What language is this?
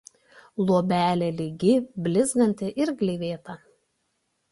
Lithuanian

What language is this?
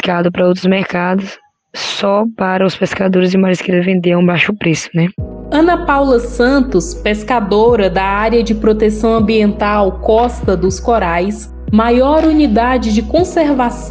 Portuguese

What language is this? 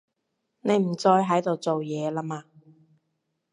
Cantonese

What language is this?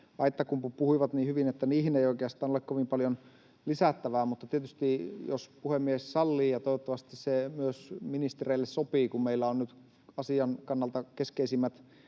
Finnish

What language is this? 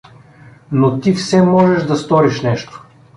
Bulgarian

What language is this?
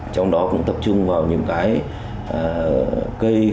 Vietnamese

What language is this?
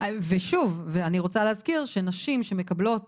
Hebrew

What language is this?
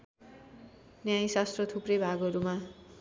Nepali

